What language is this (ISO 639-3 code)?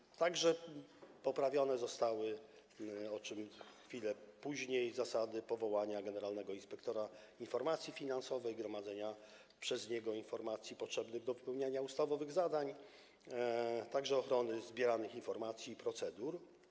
pol